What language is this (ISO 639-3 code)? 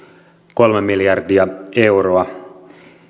fin